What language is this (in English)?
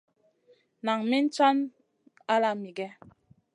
Masana